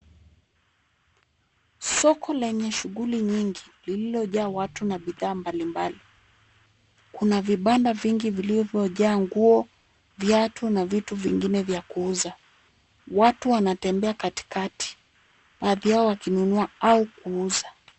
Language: Swahili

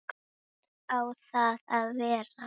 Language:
Icelandic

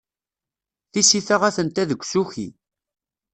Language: Kabyle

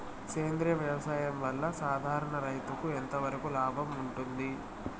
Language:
Telugu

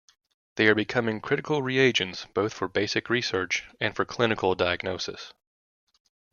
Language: English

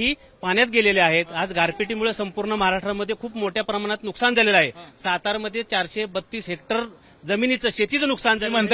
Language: Hindi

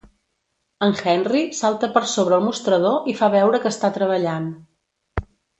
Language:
Catalan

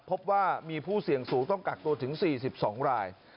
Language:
Thai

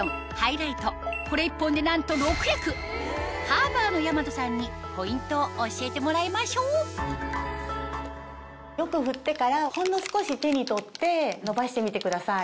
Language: Japanese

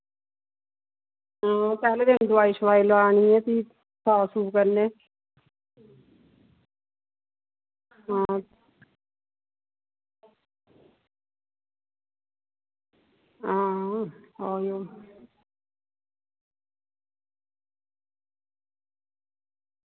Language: Dogri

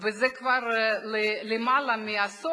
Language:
Hebrew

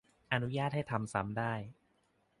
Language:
Thai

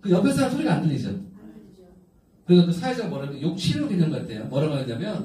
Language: Korean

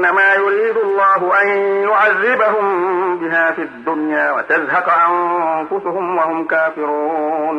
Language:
Arabic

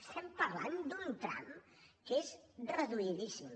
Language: Catalan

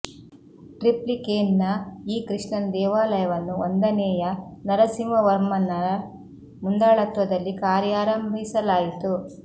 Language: Kannada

